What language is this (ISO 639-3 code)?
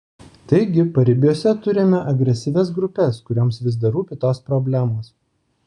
lit